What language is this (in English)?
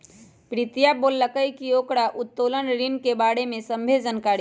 Magahi